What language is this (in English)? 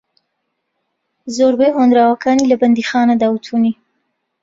Central Kurdish